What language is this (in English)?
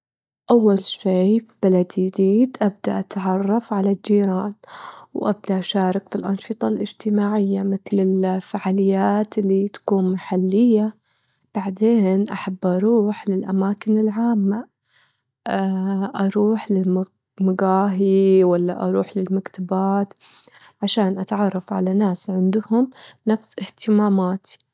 Gulf Arabic